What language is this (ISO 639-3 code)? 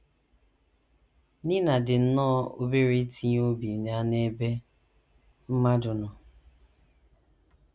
ibo